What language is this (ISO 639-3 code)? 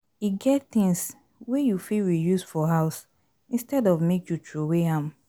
pcm